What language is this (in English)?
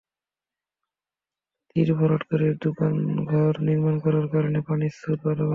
Bangla